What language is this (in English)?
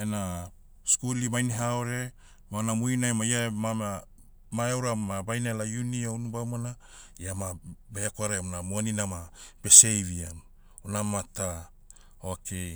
Motu